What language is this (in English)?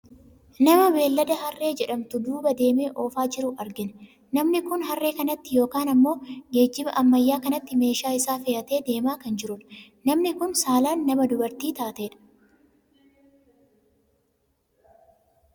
Oromo